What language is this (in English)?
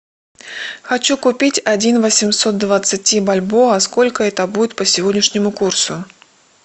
Russian